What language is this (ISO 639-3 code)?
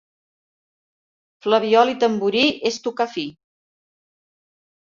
cat